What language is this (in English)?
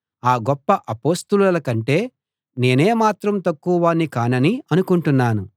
Telugu